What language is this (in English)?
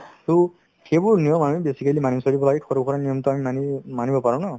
Assamese